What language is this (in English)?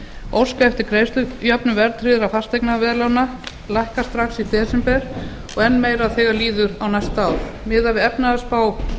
Icelandic